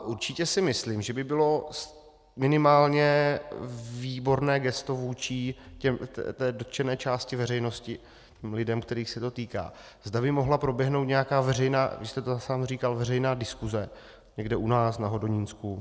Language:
Czech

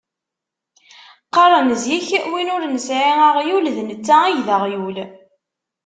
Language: Kabyle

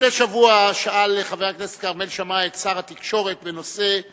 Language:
Hebrew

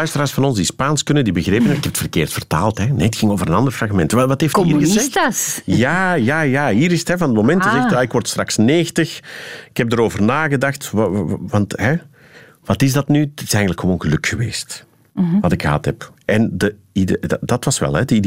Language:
Dutch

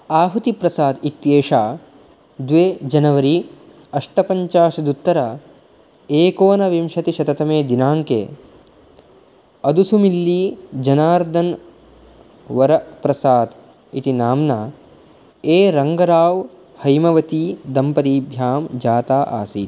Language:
Sanskrit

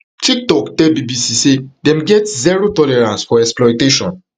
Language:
Nigerian Pidgin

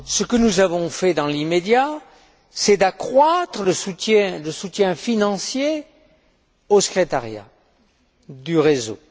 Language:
French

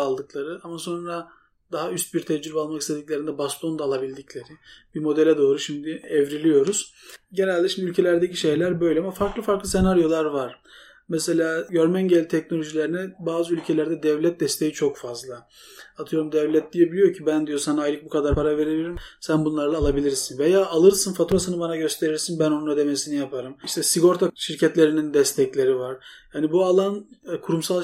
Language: Turkish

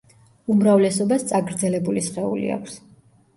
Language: Georgian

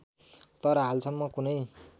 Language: Nepali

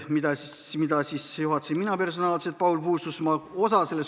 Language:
Estonian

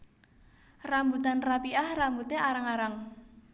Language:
Javanese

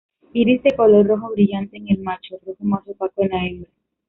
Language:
Spanish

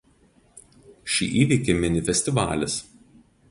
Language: Lithuanian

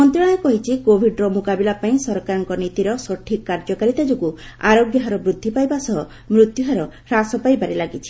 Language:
Odia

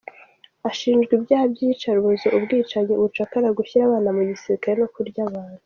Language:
Kinyarwanda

